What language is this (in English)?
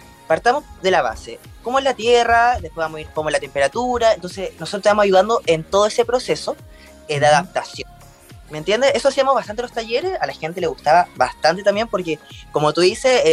Spanish